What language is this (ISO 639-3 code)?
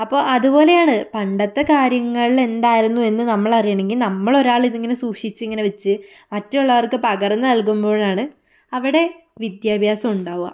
mal